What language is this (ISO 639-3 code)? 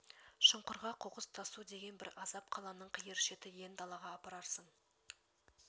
kaz